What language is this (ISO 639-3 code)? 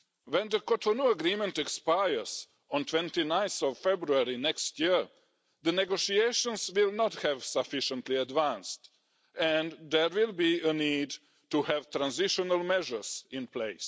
eng